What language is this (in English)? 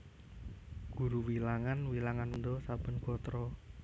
Javanese